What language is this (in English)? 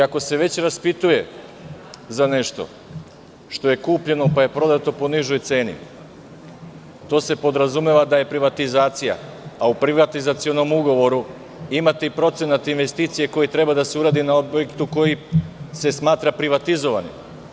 Serbian